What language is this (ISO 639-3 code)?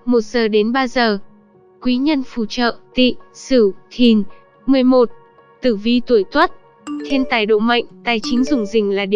vie